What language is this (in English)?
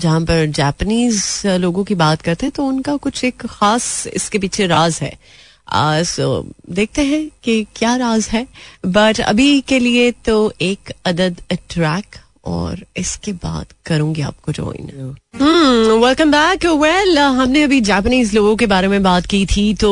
Hindi